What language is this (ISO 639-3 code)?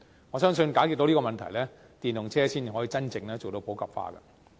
yue